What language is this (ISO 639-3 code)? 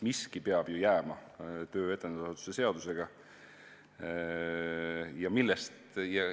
est